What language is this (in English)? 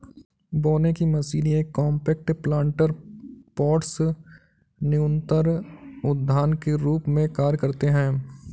Hindi